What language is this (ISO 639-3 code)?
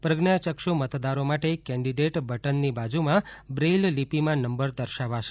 guj